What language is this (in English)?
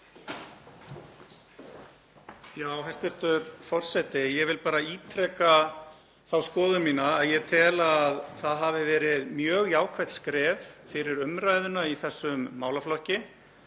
Icelandic